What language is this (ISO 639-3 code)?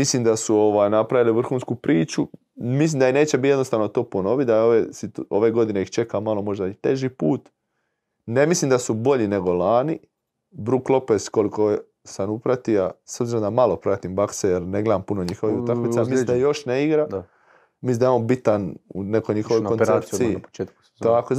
hrv